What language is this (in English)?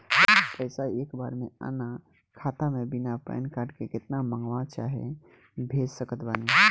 Bhojpuri